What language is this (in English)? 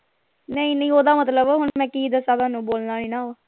Punjabi